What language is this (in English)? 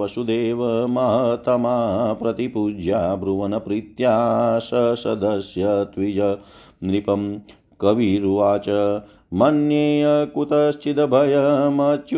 Hindi